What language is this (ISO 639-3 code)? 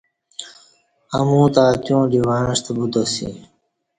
bsh